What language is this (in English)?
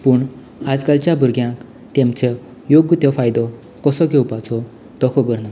Konkani